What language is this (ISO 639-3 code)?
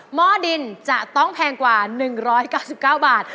tha